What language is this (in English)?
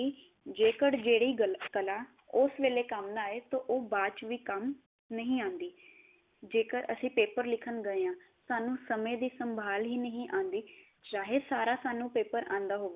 Punjabi